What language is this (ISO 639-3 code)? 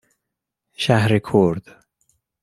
fas